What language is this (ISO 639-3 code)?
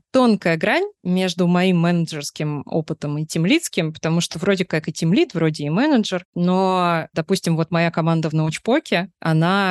rus